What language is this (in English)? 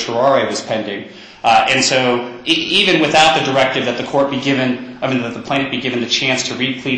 English